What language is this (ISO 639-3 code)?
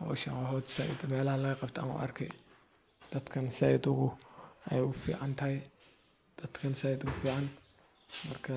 som